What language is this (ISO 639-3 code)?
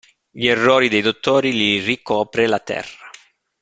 ita